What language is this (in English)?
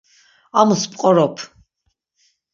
Laz